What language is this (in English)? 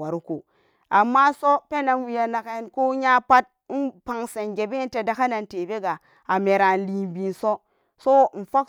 Samba Daka